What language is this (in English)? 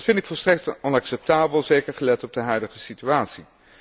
Dutch